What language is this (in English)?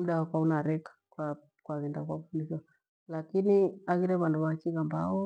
Gweno